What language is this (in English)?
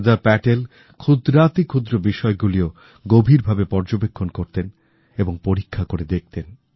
Bangla